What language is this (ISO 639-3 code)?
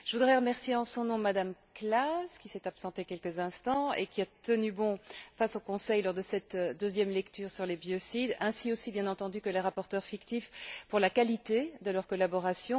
fra